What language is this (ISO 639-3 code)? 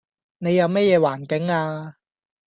yue